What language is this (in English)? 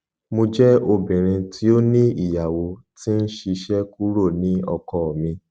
Yoruba